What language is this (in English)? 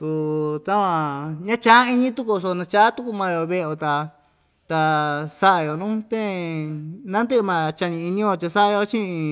Ixtayutla Mixtec